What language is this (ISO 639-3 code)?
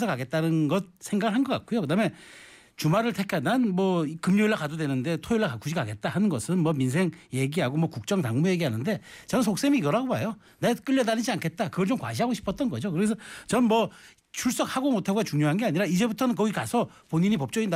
kor